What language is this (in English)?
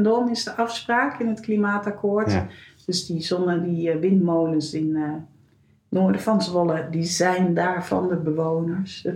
Dutch